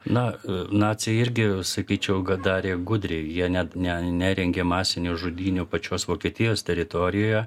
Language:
Lithuanian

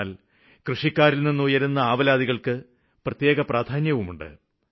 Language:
Malayalam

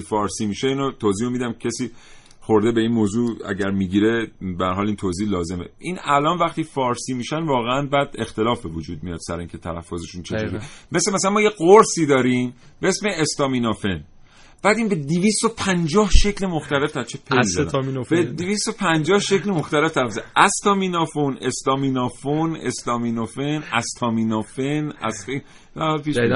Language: Persian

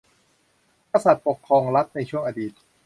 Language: Thai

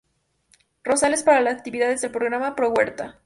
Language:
Spanish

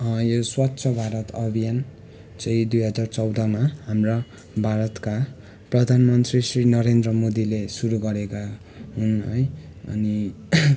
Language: Nepali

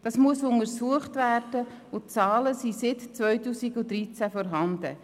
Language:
Swiss German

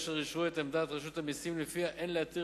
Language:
Hebrew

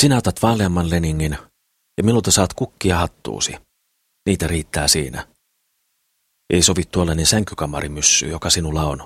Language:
Finnish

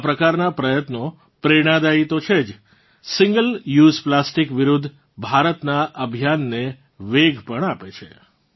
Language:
Gujarati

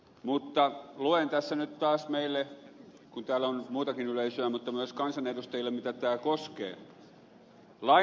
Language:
Finnish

